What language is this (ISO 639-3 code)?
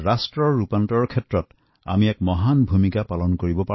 asm